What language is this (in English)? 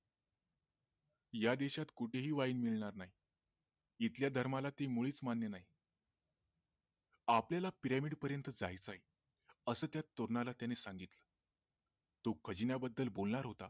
Marathi